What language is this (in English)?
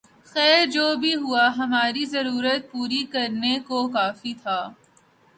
Urdu